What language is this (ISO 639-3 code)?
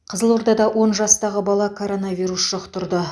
kaz